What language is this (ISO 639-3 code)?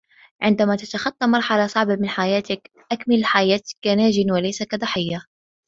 ara